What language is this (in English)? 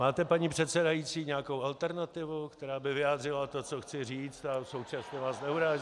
Czech